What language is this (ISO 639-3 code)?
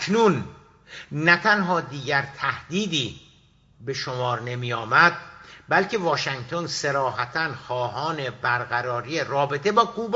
fas